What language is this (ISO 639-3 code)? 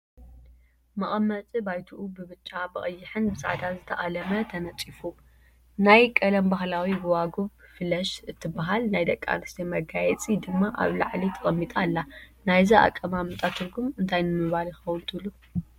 tir